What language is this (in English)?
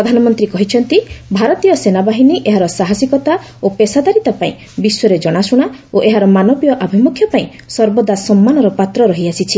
Odia